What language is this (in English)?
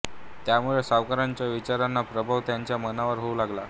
Marathi